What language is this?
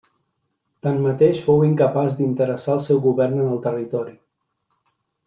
Catalan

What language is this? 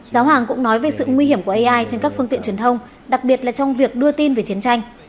Vietnamese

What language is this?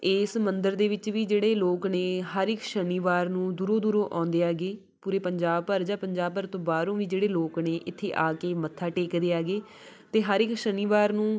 Punjabi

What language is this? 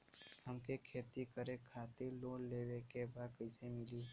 Bhojpuri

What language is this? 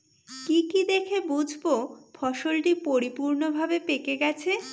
Bangla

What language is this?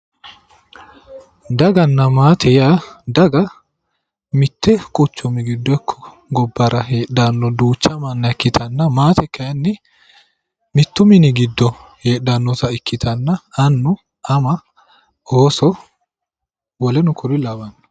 Sidamo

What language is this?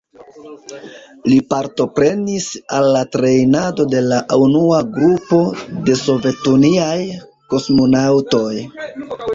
Esperanto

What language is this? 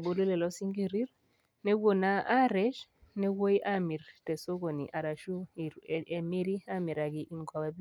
Masai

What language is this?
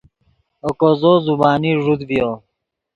Yidgha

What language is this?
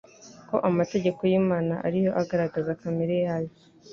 Kinyarwanda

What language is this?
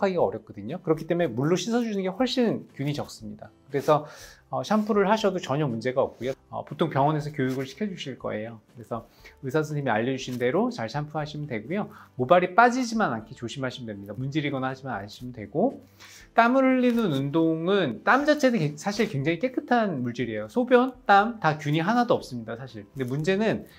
Korean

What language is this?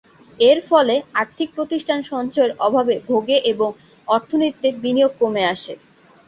Bangla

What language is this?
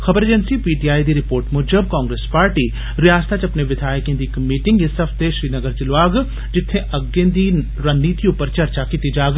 Dogri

